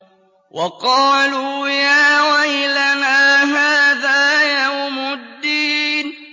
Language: Arabic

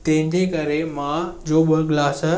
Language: Sindhi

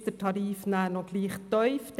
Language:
Swiss German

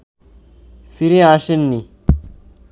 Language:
Bangla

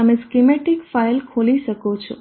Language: Gujarati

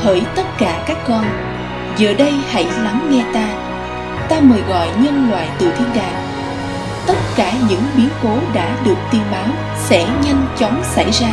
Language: Vietnamese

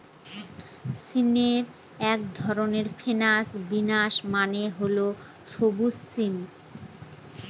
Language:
Bangla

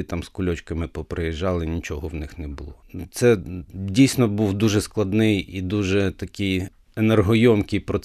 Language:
Ukrainian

